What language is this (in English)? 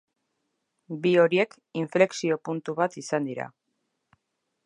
Basque